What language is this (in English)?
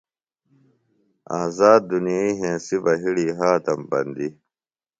Phalura